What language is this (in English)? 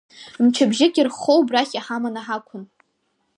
Abkhazian